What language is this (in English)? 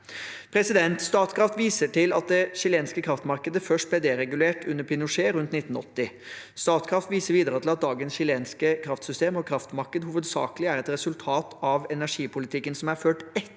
Norwegian